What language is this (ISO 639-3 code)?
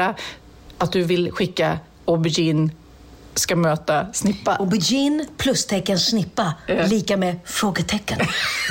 swe